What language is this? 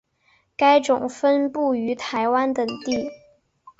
Chinese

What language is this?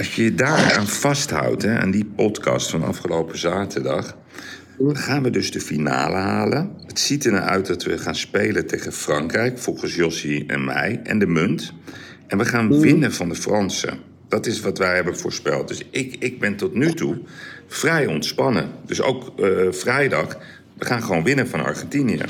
Dutch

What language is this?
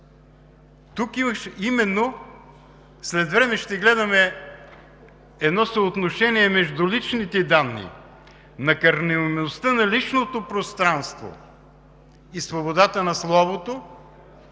Bulgarian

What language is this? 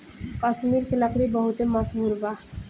Bhojpuri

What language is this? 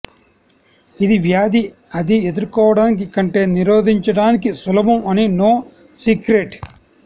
Telugu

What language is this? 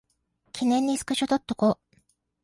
Japanese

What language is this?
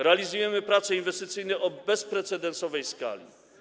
Polish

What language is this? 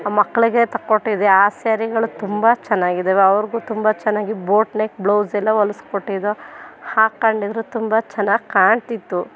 Kannada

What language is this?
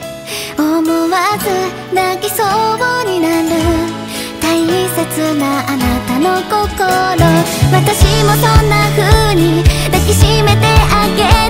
Japanese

